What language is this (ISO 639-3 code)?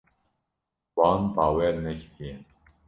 kur